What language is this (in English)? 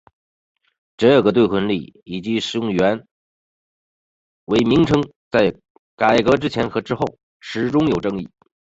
Chinese